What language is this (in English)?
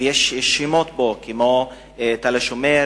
Hebrew